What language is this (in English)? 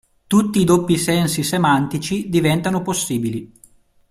Italian